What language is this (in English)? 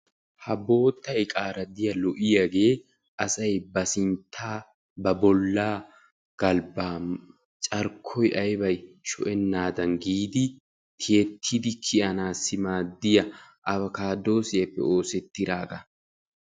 Wolaytta